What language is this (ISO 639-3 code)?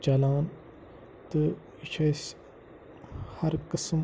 kas